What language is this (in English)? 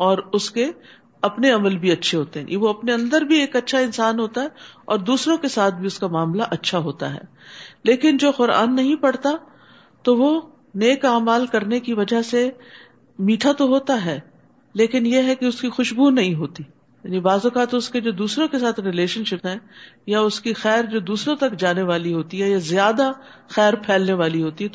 Urdu